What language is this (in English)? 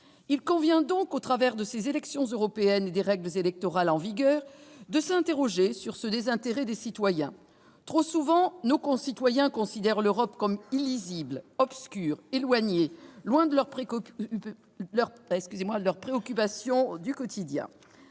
French